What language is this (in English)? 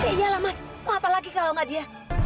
Indonesian